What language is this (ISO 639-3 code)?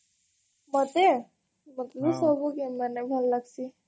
ori